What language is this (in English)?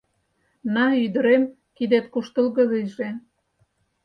Mari